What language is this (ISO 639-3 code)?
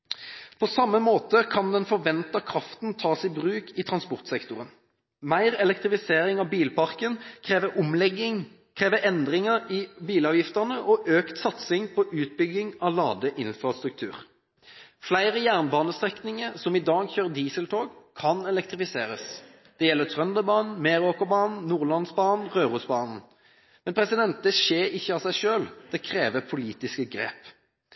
nob